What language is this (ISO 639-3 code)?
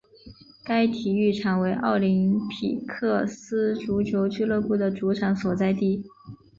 zho